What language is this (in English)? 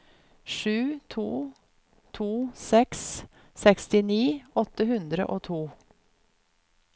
Norwegian